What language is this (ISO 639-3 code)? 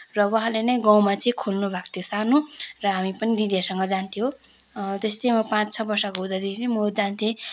nep